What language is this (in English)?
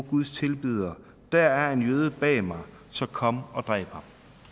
Danish